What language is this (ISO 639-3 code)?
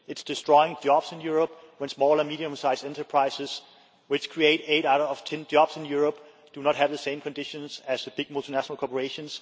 eng